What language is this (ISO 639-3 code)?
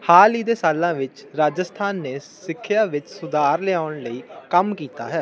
pan